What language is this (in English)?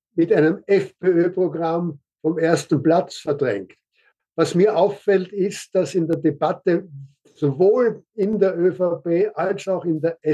German